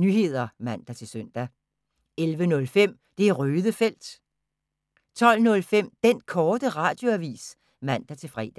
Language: Danish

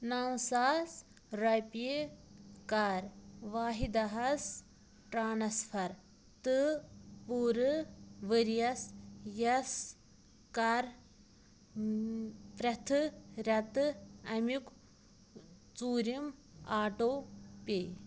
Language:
Kashmiri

